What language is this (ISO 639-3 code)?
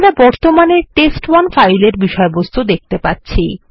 ben